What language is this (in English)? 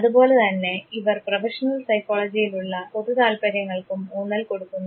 Malayalam